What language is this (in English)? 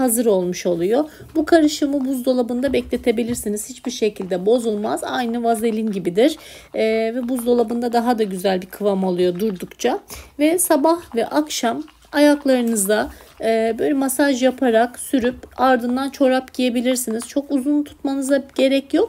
Turkish